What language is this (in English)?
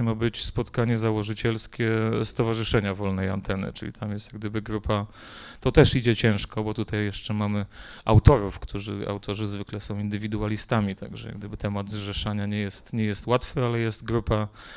Polish